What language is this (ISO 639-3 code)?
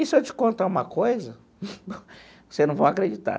por